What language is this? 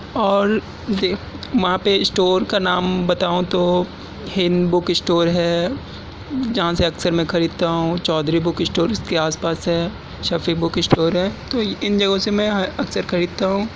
Urdu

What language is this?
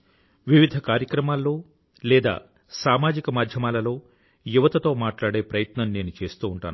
Telugu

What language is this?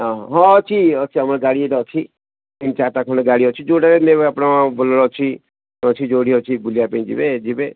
Odia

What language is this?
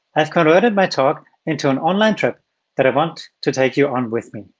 English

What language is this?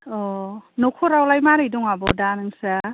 Bodo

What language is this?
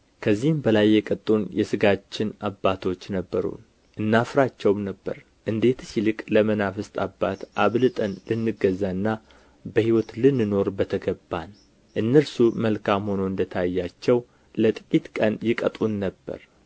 Amharic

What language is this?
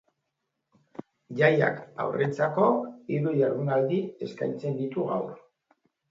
Basque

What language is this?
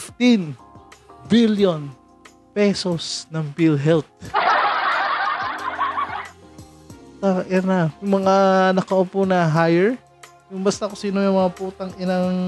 Filipino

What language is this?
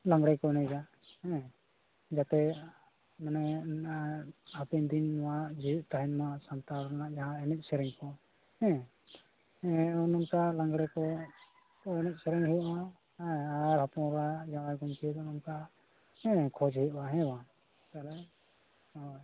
Santali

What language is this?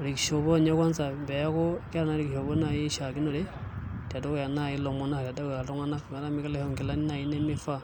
Masai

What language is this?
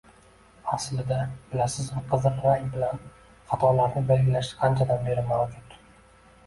Uzbek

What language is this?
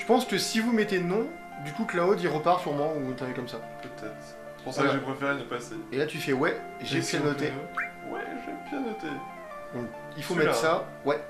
French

